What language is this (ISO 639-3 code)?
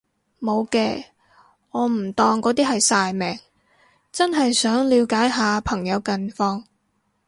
yue